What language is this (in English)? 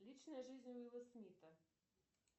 Russian